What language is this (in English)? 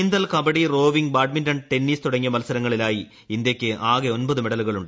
Malayalam